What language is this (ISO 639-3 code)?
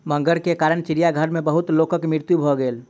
mai